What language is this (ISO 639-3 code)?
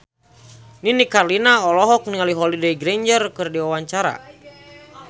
sun